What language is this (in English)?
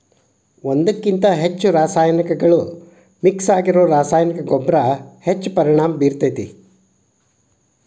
Kannada